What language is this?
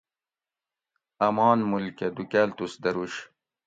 Gawri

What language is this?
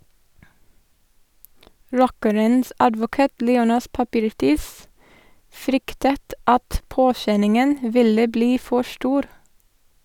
Norwegian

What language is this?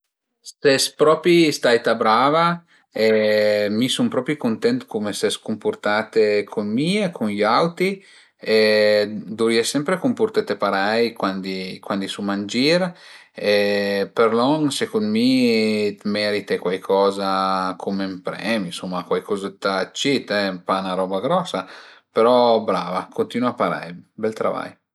Piedmontese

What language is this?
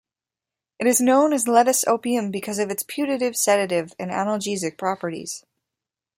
English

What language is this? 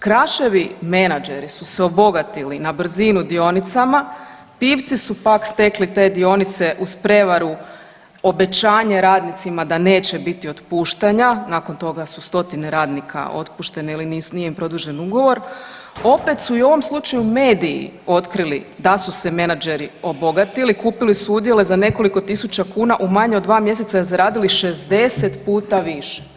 Croatian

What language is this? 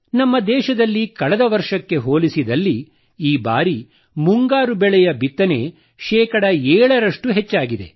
Kannada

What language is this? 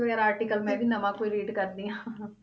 Punjabi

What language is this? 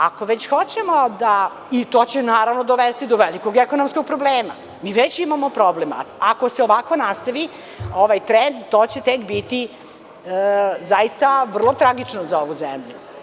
Serbian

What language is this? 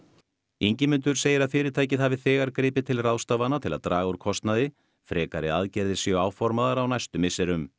Icelandic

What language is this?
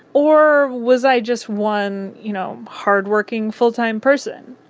English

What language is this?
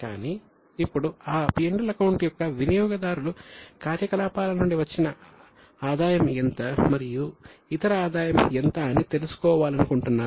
Telugu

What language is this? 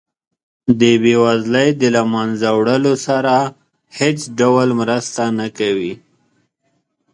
Pashto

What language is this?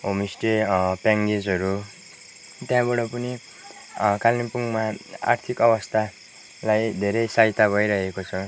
Nepali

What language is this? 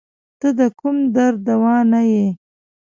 Pashto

